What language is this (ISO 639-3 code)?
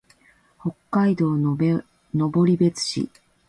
jpn